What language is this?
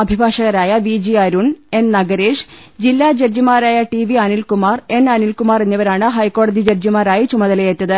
Malayalam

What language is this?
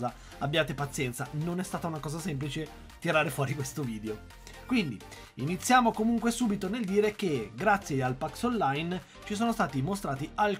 Italian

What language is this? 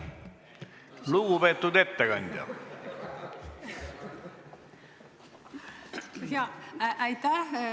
Estonian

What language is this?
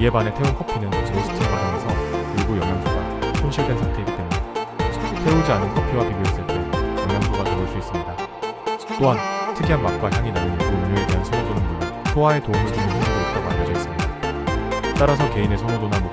Korean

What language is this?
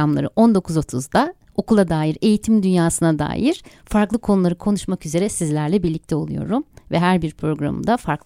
Turkish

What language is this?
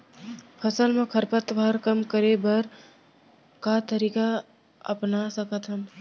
Chhattisgarhi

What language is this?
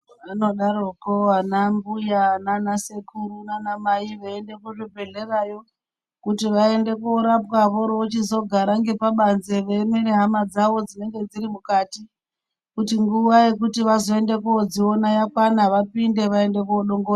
Ndau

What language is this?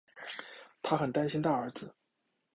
Chinese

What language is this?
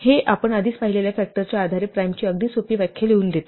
Marathi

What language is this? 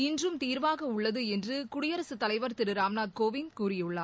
Tamil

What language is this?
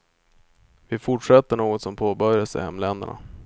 Swedish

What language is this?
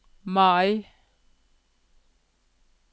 Norwegian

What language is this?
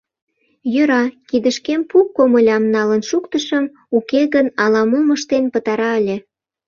Mari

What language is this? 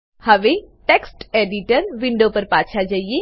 Gujarati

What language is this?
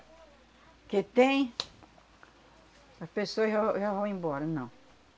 Portuguese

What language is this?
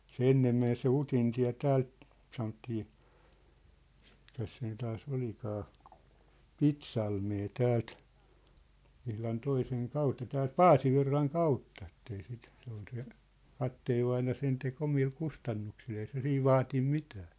Finnish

